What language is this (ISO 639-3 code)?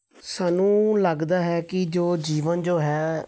pan